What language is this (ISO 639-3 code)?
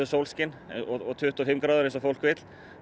isl